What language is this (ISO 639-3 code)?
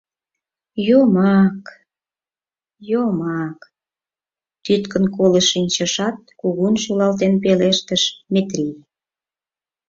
chm